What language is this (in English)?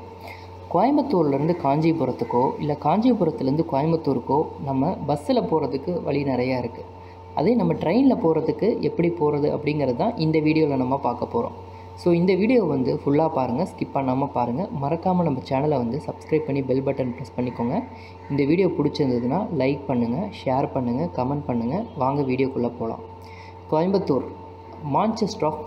Tamil